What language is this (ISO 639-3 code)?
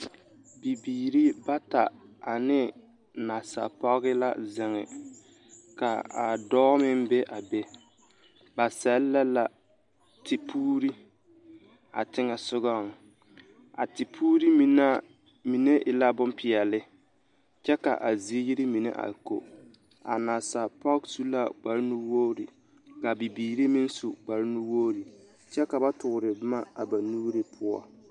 dga